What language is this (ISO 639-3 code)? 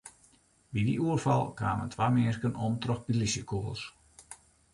fry